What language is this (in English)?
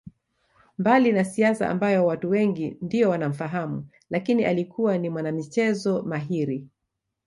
Swahili